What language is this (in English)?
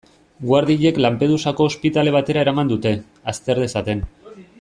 Basque